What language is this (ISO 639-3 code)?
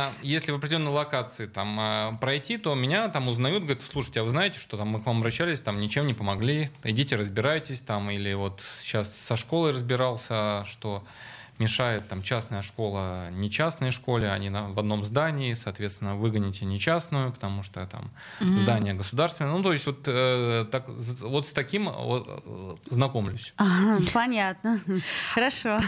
rus